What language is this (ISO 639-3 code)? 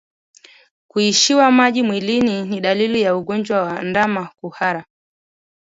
swa